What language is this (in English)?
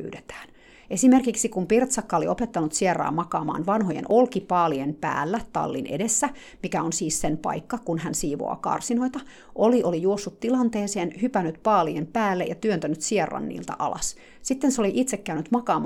Finnish